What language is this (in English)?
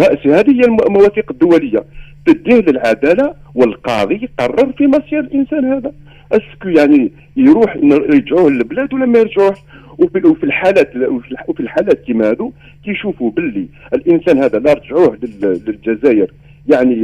Arabic